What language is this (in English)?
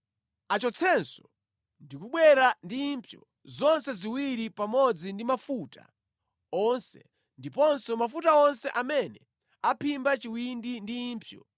Nyanja